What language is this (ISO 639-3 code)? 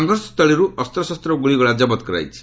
ori